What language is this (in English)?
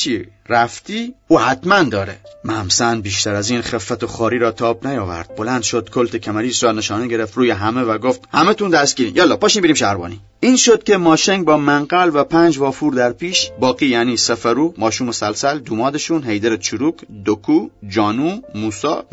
Persian